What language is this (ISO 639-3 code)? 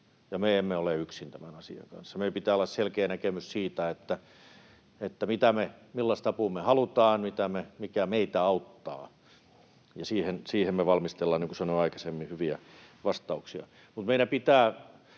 fin